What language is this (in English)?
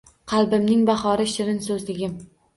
Uzbek